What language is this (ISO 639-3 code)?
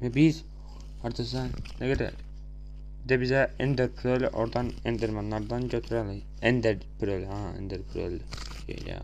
tur